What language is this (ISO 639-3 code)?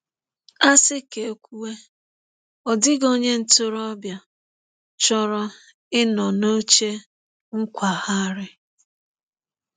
ibo